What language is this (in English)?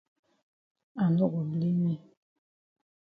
Cameroon Pidgin